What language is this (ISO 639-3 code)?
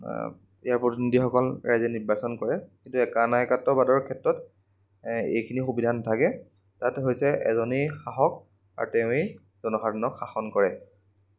asm